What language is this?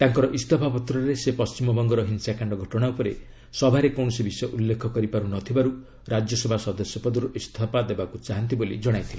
Odia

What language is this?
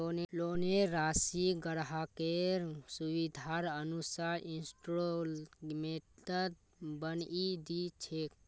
Magahi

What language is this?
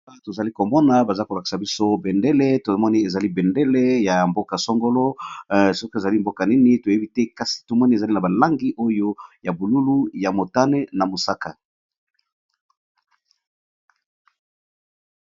Lingala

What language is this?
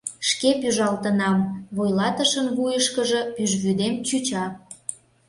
Mari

